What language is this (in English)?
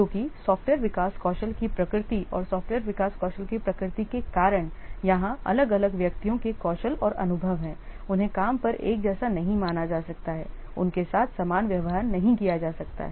Hindi